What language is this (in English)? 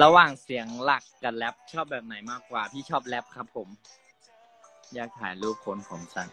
Thai